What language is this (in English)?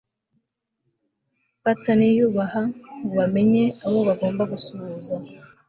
Kinyarwanda